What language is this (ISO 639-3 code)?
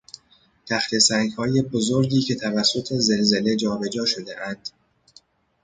fas